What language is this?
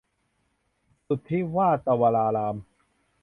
Thai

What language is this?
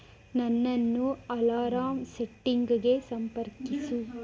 Kannada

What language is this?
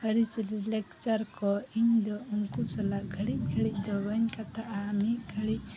Santali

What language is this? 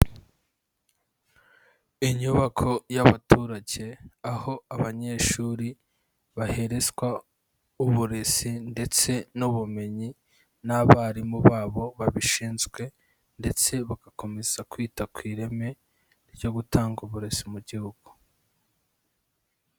Kinyarwanda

